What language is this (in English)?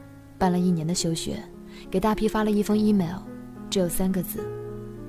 Chinese